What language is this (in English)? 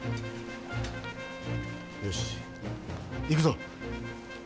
Japanese